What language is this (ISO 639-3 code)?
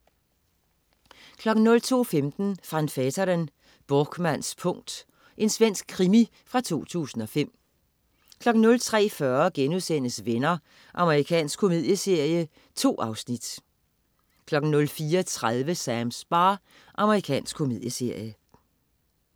dan